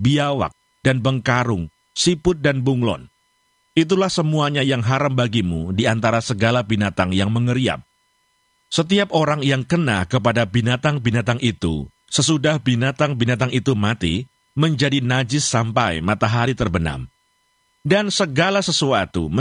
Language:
Indonesian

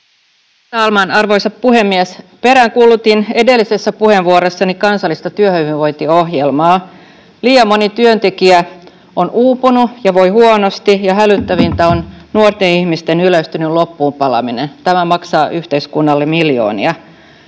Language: Finnish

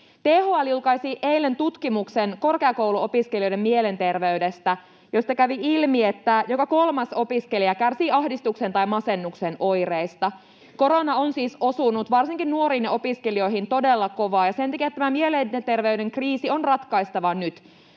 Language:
Finnish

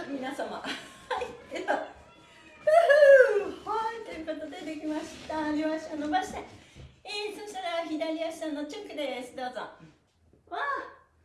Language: Japanese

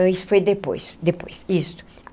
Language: Portuguese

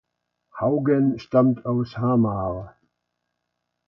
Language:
German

